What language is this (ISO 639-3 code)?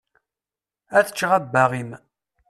kab